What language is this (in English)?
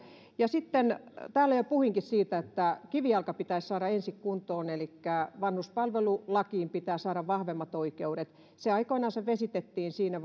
Finnish